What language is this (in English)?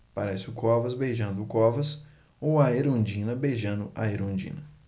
Portuguese